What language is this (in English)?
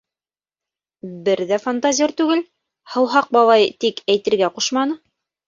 Bashkir